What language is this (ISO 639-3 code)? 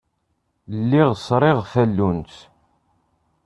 kab